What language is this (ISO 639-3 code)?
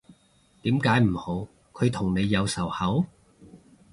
yue